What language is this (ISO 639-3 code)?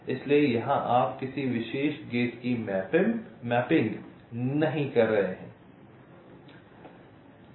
hin